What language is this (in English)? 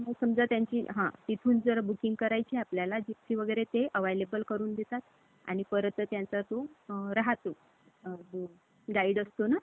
Marathi